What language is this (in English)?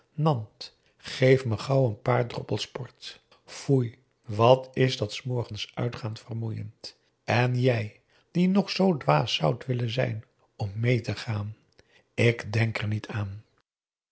Dutch